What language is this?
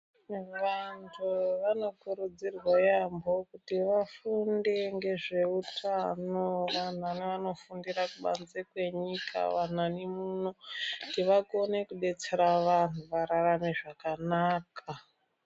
Ndau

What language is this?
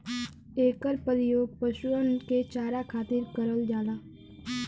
Bhojpuri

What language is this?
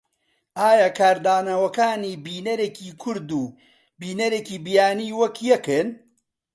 Central Kurdish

